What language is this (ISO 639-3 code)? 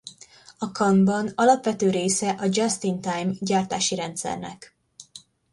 hun